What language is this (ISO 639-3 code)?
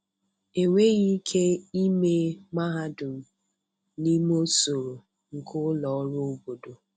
ibo